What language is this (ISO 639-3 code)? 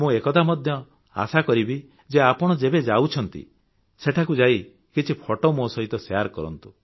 ori